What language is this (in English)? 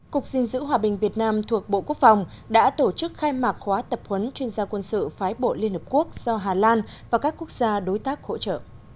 Vietnamese